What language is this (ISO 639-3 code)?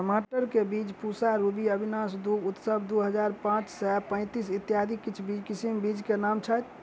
mai